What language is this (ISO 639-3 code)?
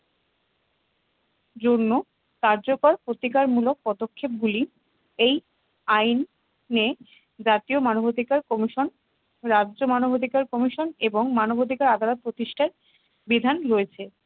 ben